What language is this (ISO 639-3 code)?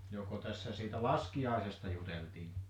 fin